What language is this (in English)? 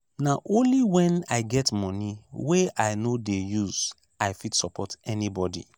Nigerian Pidgin